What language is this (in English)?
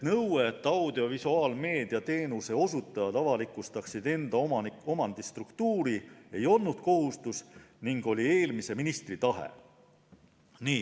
Estonian